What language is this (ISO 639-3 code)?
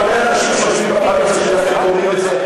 heb